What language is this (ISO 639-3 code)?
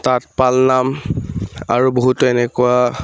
asm